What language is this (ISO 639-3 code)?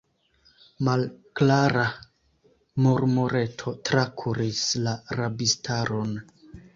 epo